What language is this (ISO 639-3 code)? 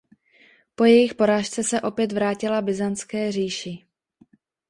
ces